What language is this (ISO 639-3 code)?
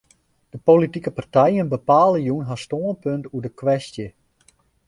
fry